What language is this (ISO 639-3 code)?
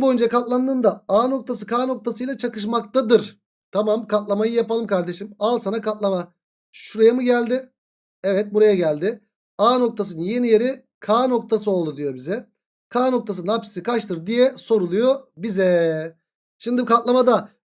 tur